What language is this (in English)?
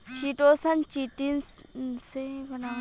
Bhojpuri